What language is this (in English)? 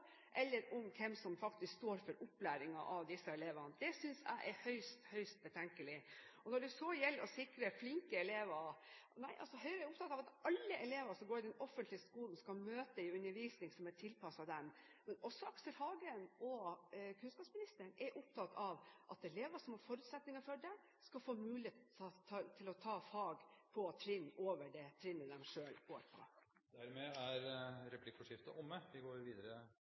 Norwegian